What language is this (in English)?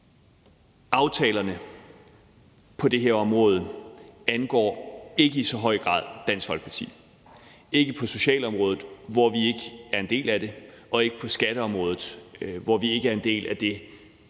Danish